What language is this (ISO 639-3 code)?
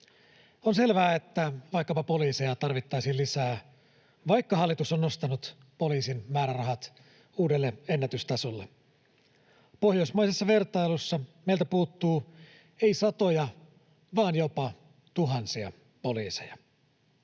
fin